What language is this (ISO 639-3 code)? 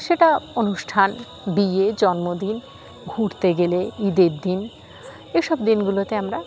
ben